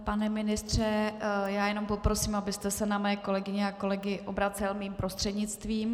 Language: Czech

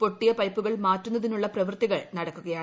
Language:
Malayalam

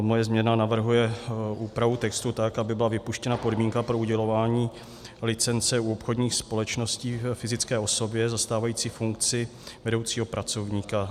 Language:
Czech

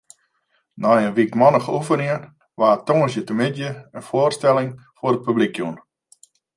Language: Western Frisian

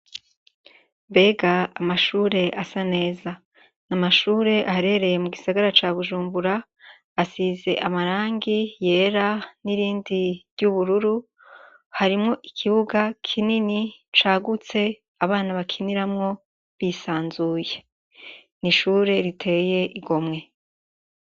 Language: Rundi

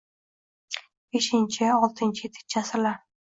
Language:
Uzbek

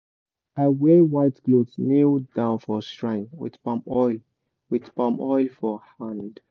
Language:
Nigerian Pidgin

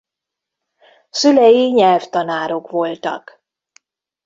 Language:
Hungarian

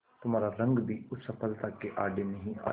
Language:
Hindi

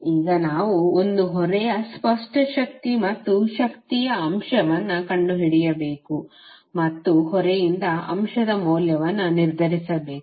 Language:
Kannada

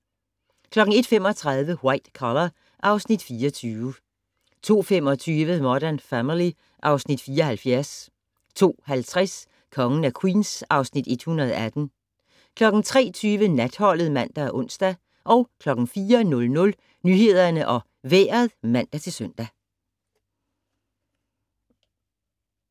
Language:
Danish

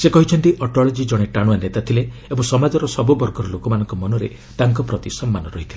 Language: Odia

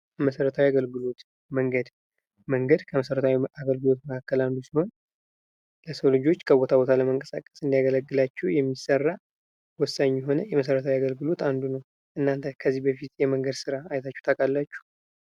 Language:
Amharic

